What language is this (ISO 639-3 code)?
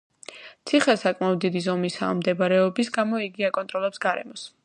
kat